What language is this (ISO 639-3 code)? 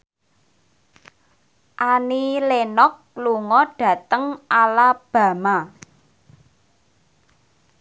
jav